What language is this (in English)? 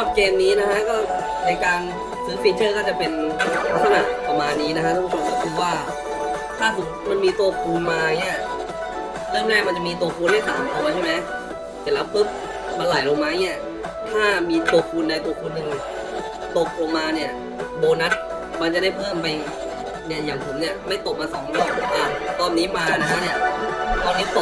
Thai